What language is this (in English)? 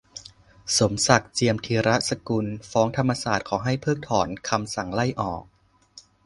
Thai